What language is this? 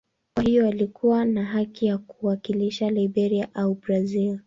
Swahili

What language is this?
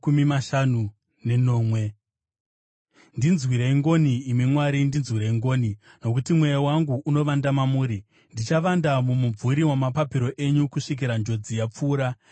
Shona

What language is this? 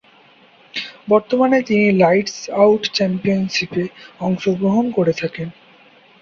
Bangla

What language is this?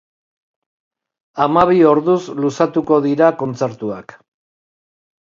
Basque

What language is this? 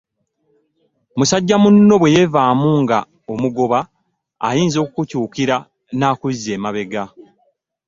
Ganda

